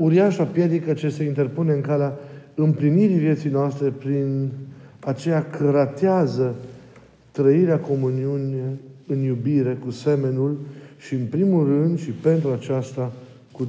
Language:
Romanian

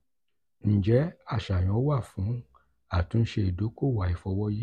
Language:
Yoruba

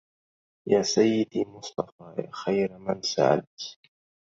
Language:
Arabic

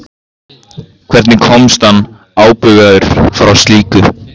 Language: Icelandic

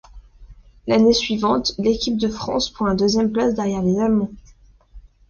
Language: French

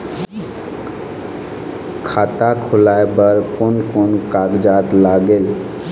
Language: Chhattisgarhi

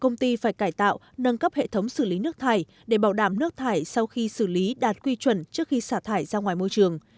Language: Vietnamese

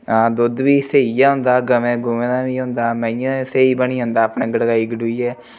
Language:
Dogri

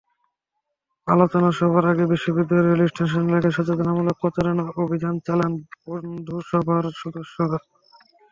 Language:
Bangla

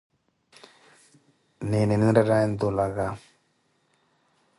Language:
Koti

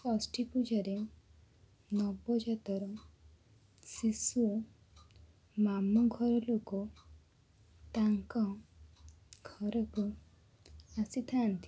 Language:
Odia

